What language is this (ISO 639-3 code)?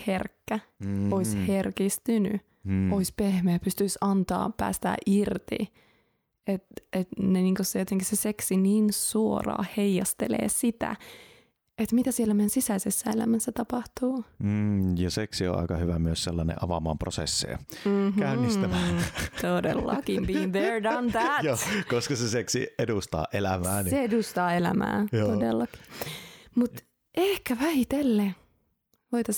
fin